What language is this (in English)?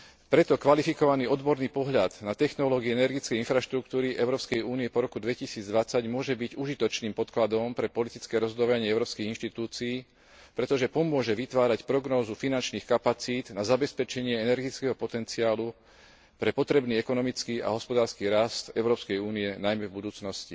Slovak